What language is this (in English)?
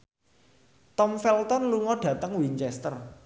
Javanese